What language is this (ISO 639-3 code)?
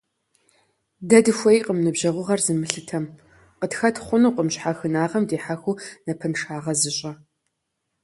kbd